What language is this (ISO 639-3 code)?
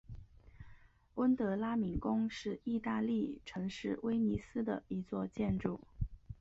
zho